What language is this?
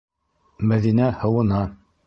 Bashkir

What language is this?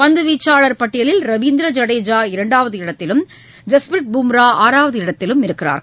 Tamil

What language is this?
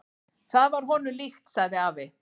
Icelandic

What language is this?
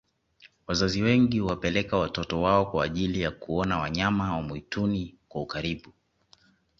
Swahili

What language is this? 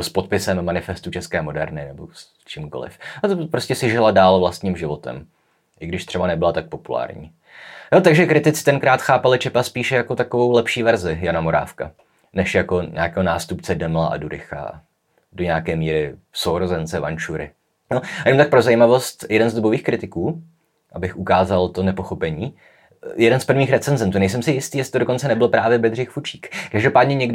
Czech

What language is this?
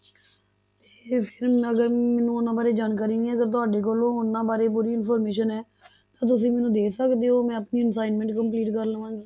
Punjabi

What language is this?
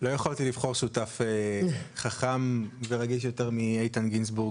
Hebrew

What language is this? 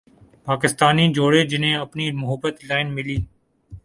Urdu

